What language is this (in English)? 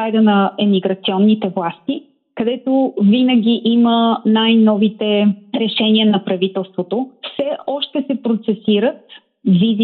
Bulgarian